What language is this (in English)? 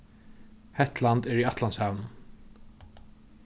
Faroese